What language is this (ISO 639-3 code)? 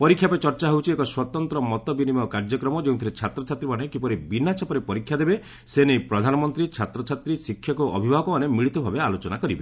ori